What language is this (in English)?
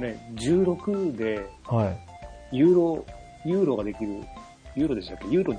Japanese